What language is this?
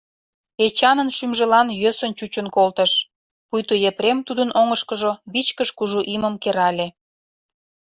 Mari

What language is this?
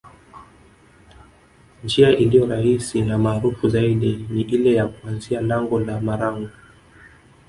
Swahili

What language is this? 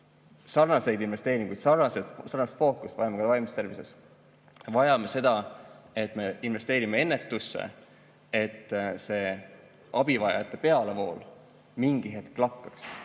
Estonian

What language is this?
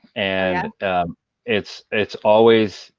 English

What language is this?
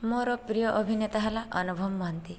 Odia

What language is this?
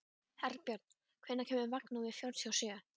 Icelandic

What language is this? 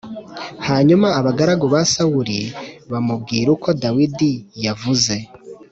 Kinyarwanda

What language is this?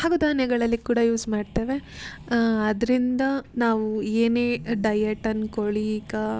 Kannada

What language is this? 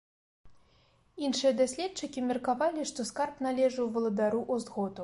Belarusian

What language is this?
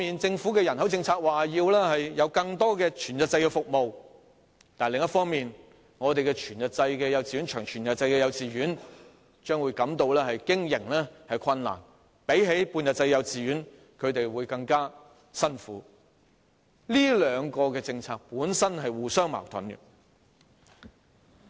Cantonese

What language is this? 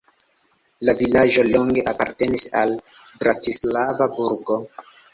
Esperanto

